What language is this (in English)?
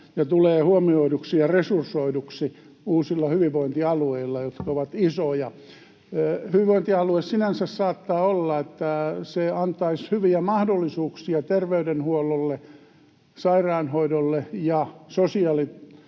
Finnish